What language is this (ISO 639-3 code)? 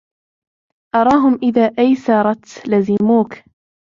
ara